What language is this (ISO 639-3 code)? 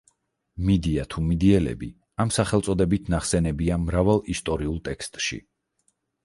kat